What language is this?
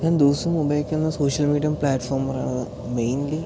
Malayalam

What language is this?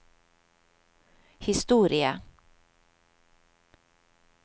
Norwegian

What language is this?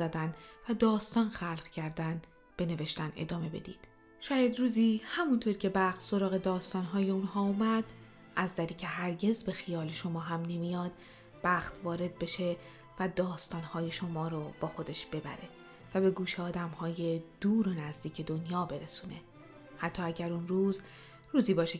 Persian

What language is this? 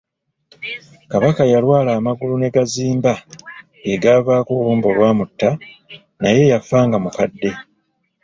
Ganda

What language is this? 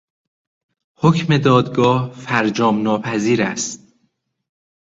Persian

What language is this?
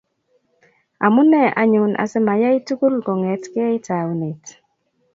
Kalenjin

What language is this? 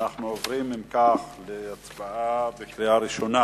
Hebrew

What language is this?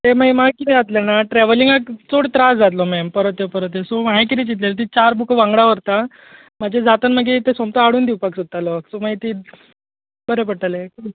Konkani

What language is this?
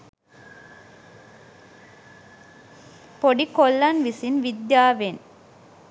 Sinhala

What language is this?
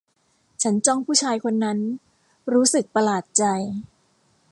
Thai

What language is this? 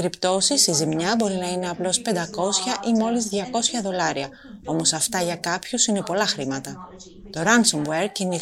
Greek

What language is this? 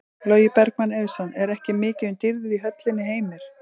Icelandic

